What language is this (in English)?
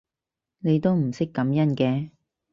Cantonese